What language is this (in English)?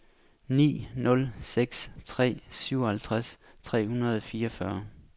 Danish